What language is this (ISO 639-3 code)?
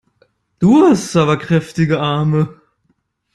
deu